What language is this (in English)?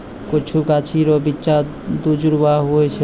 Maithili